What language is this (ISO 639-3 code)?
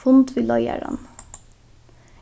fao